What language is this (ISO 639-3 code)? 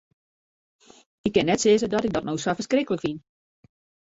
fry